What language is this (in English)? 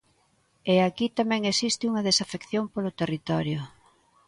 Galician